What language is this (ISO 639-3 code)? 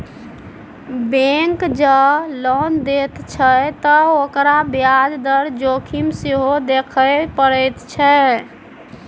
mai